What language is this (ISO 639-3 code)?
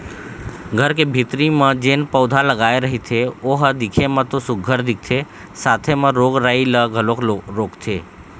hne